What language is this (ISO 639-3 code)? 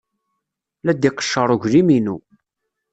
kab